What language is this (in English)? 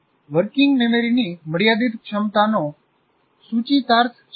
Gujarati